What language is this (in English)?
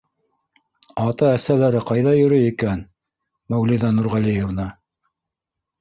Bashkir